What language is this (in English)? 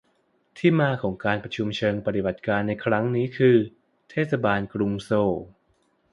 Thai